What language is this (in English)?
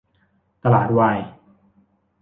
Thai